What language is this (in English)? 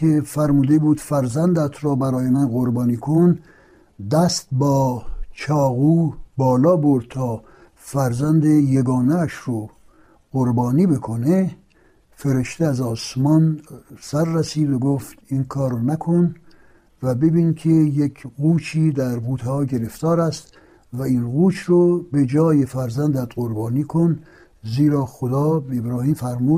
Persian